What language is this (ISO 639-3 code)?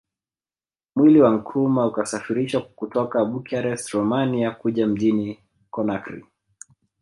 swa